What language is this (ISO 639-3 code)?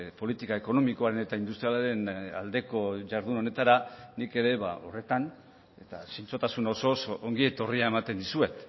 eus